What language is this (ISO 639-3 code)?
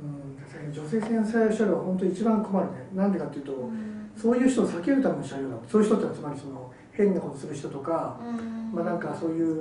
jpn